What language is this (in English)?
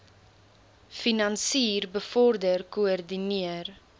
Afrikaans